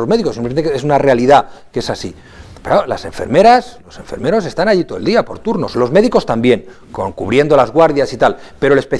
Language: Spanish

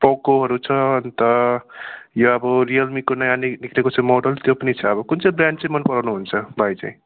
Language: Nepali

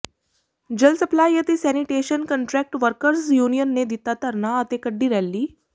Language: Punjabi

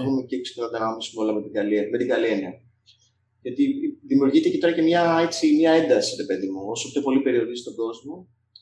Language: Greek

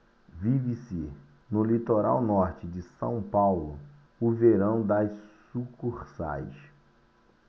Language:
Portuguese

